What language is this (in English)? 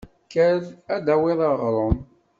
Kabyle